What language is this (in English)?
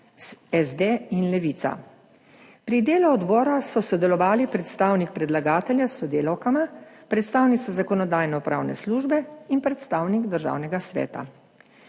Slovenian